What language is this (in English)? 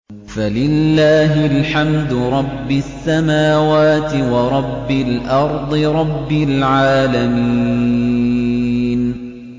Arabic